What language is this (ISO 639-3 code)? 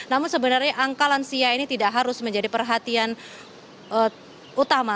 ind